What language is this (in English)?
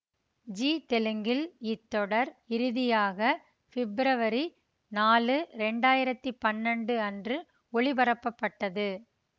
Tamil